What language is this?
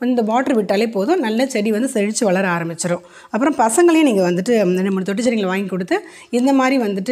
English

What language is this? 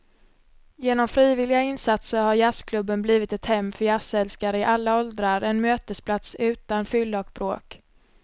Swedish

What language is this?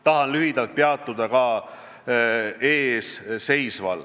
Estonian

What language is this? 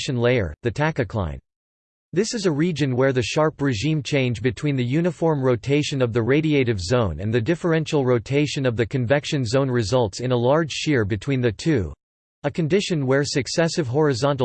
English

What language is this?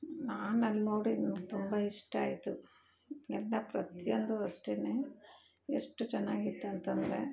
Kannada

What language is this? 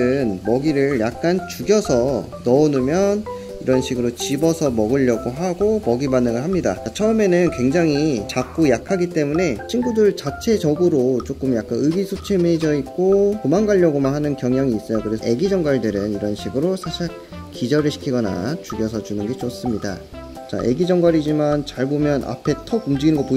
Korean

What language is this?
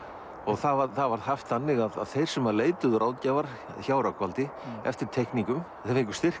Icelandic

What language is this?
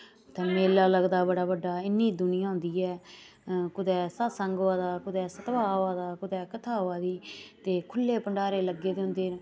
Dogri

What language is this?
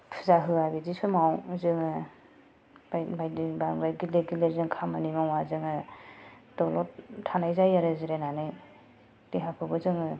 Bodo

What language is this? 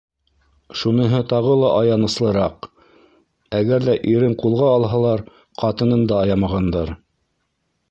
Bashkir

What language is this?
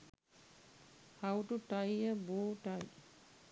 Sinhala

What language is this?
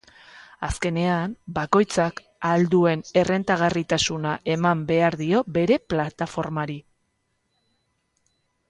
Basque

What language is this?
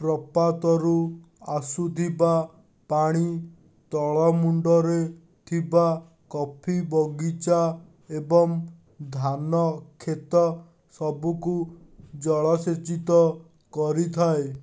Odia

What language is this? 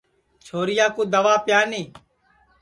Sansi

